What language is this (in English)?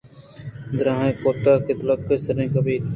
Eastern Balochi